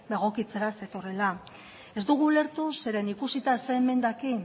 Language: Basque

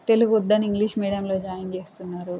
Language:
Telugu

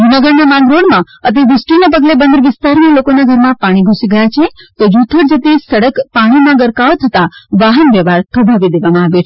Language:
Gujarati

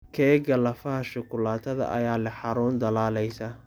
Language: Somali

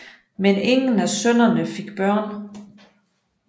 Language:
Danish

